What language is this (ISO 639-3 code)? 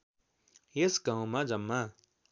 nep